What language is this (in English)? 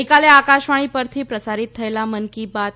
Gujarati